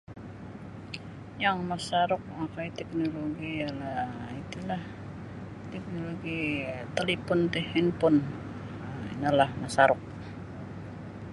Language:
Sabah Bisaya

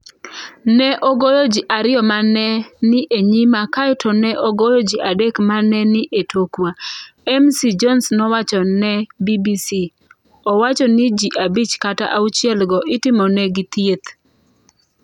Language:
Luo (Kenya and Tanzania)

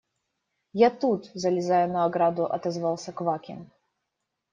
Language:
Russian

